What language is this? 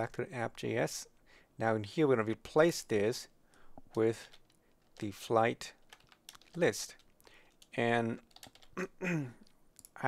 English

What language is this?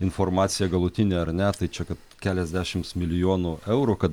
Lithuanian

